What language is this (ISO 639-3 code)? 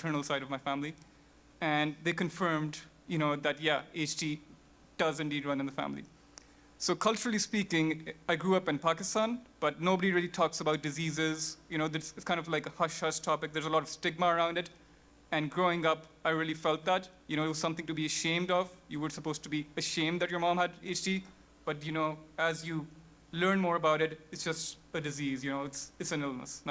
eng